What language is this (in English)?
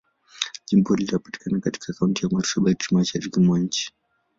Swahili